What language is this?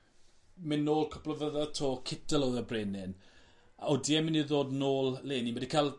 Welsh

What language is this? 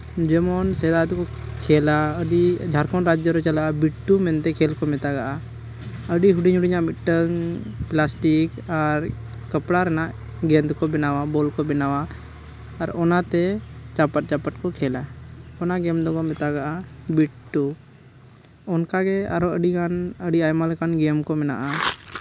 Santali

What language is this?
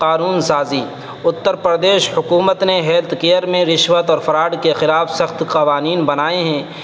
Urdu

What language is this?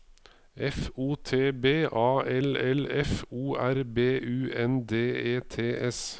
Norwegian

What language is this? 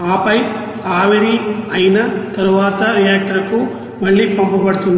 Telugu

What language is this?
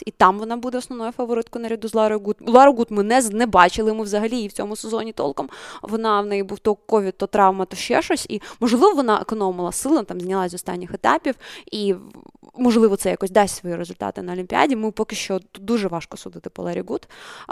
Ukrainian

